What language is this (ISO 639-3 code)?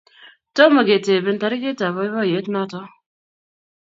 kln